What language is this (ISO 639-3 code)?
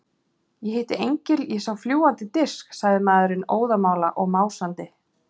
isl